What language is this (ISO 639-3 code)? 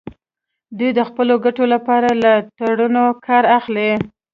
pus